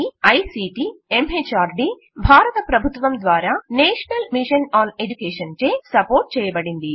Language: Telugu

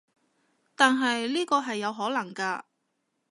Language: Cantonese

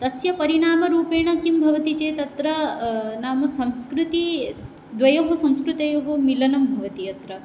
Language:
Sanskrit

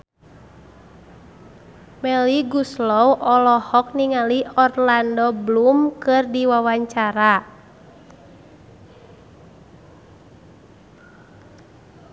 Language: Sundanese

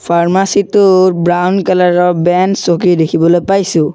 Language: Assamese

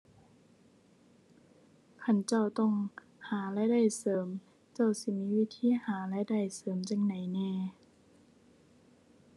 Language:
Thai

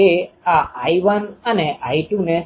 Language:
Gujarati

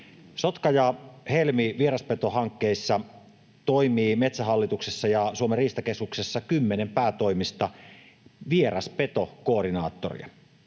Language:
Finnish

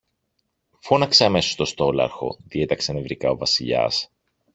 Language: Greek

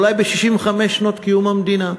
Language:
Hebrew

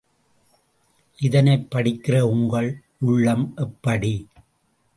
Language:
Tamil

